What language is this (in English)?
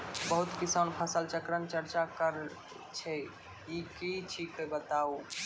Maithili